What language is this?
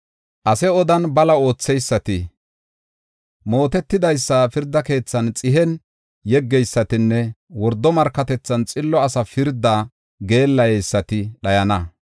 Gofa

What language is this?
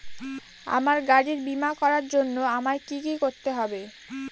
Bangla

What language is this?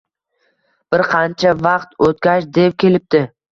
Uzbek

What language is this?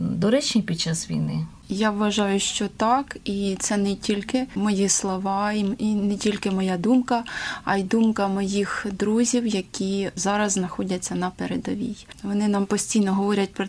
Ukrainian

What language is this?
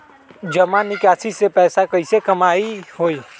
Magahi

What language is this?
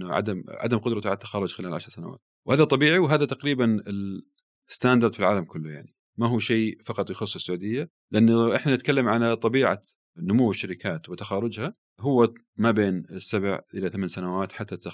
Arabic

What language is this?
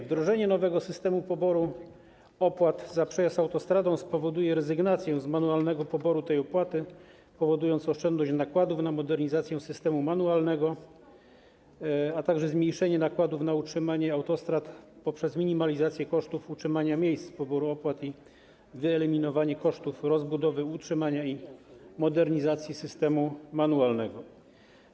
Polish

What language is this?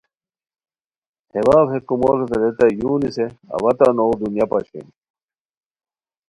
Khowar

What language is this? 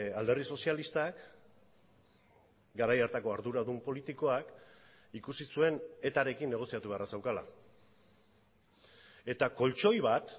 Basque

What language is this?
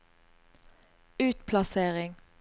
Norwegian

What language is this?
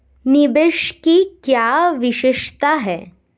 Hindi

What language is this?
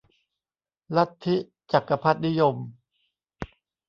Thai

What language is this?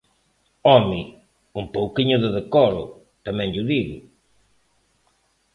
Galician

